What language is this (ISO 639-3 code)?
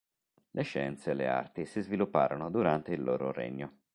ita